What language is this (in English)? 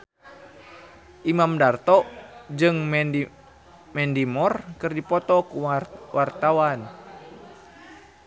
Sundanese